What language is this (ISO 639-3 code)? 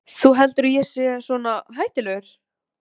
isl